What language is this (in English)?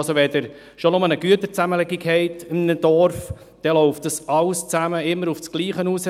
Swiss German